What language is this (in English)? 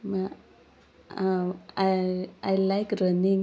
Konkani